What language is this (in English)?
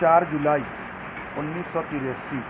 Urdu